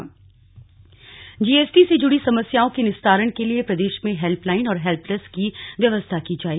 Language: Hindi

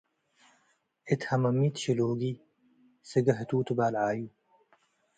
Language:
Tigre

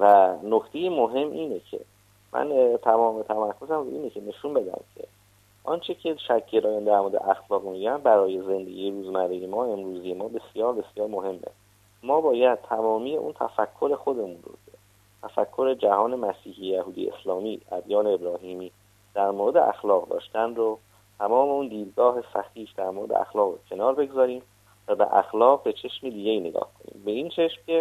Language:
Persian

